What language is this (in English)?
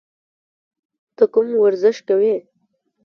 Pashto